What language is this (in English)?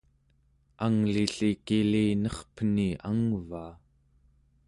Central Yupik